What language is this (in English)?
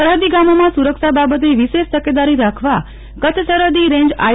Gujarati